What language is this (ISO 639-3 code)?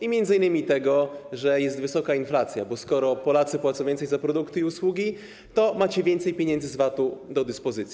pol